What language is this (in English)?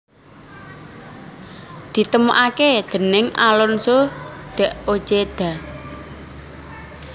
Javanese